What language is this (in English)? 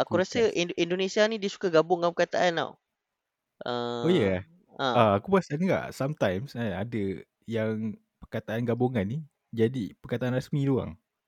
Malay